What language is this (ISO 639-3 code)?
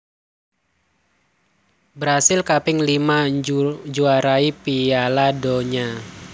jav